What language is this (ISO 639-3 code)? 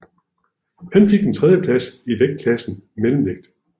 dan